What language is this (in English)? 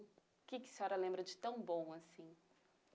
Portuguese